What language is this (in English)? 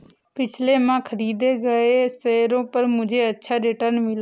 Hindi